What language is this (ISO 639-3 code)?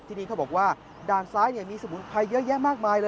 tha